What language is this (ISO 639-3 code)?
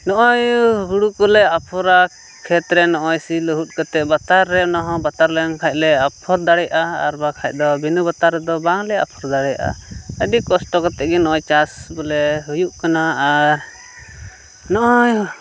sat